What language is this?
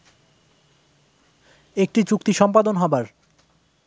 Bangla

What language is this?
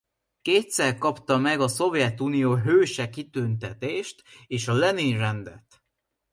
Hungarian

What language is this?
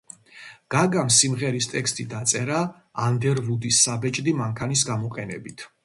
Georgian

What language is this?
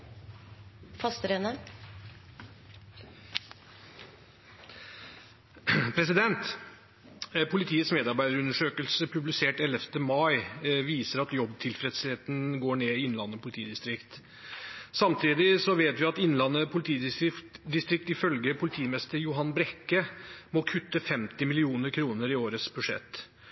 Norwegian Nynorsk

